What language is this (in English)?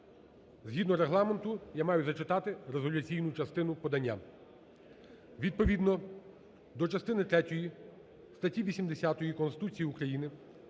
Ukrainian